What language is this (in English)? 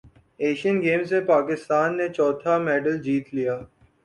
Urdu